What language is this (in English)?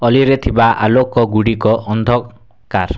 Odia